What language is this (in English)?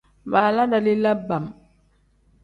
Tem